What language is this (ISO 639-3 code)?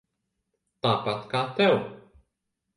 lav